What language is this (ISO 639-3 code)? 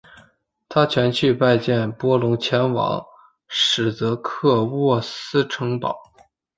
zho